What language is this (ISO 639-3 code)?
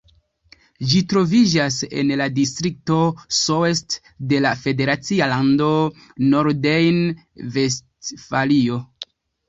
epo